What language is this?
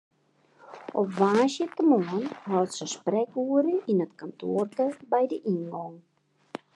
Western Frisian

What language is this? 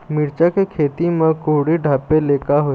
Chhattisgarhi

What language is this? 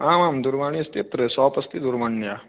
Sanskrit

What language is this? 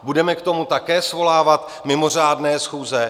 Czech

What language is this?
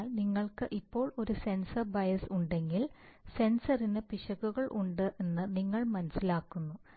Malayalam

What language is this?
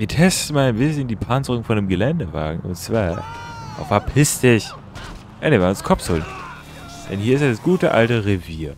German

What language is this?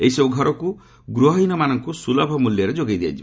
Odia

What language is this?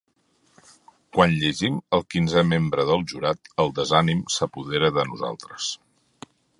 Catalan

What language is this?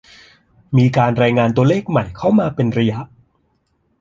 Thai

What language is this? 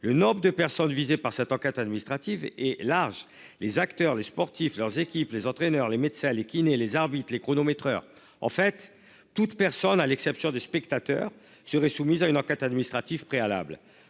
French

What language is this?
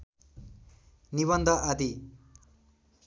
Nepali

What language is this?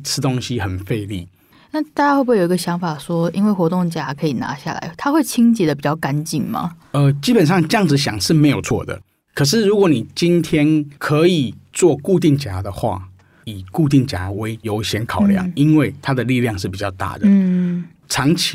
Chinese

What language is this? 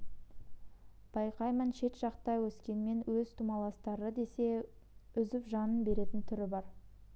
Kazakh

